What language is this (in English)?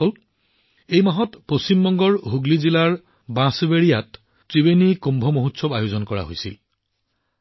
Assamese